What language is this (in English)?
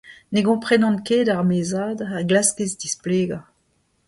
Breton